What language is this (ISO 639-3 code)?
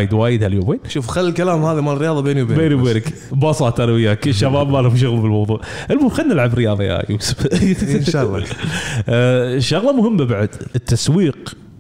ara